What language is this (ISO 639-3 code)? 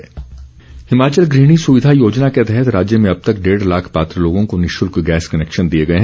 hin